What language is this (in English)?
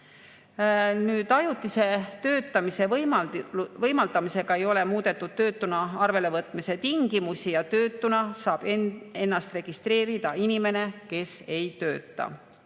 Estonian